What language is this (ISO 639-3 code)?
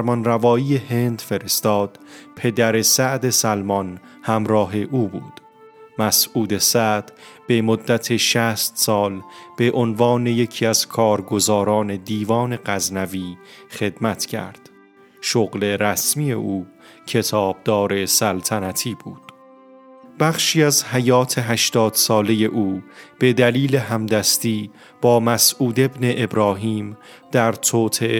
fas